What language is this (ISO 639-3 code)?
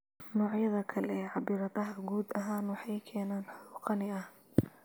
som